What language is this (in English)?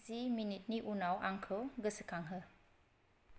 Bodo